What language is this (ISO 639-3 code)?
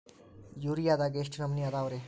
kan